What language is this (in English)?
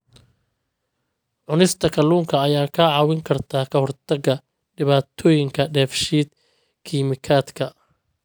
Somali